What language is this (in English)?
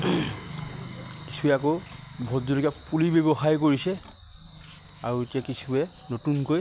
Assamese